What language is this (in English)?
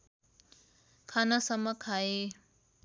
Nepali